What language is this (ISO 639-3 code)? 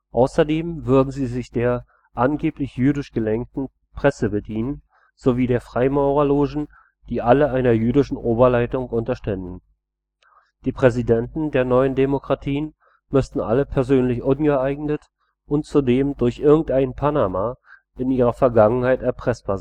deu